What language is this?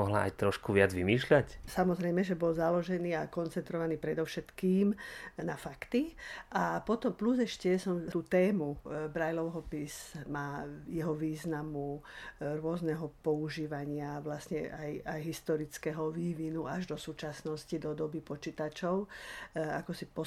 Slovak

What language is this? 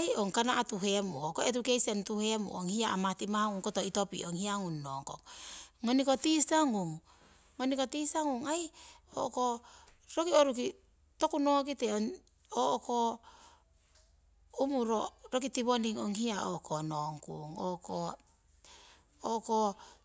Siwai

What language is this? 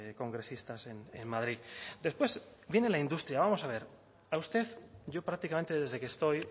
Spanish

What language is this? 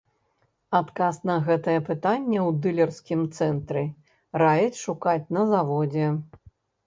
Belarusian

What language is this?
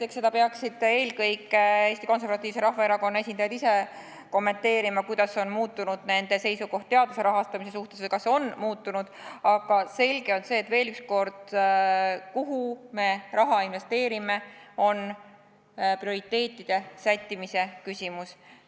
Estonian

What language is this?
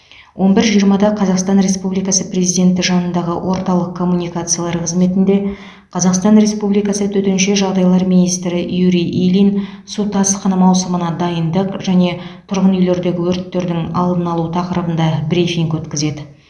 Kazakh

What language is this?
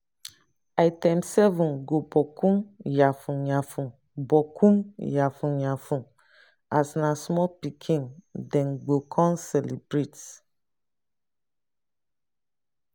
Nigerian Pidgin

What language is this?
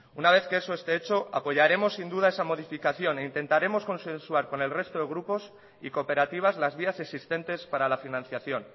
Spanish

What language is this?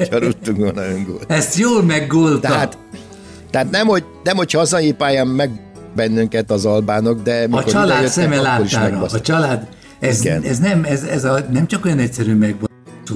Hungarian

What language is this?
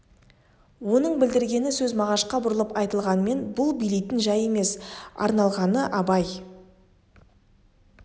Kazakh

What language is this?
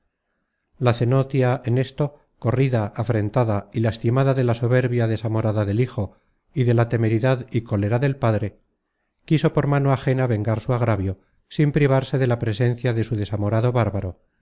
Spanish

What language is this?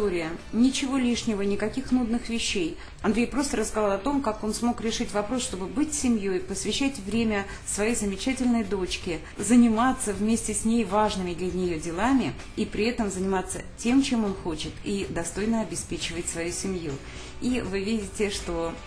Russian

